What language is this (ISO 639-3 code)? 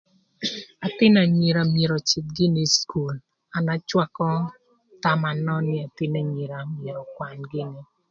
lth